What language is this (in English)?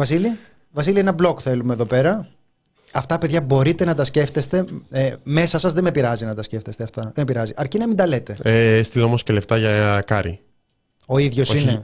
Greek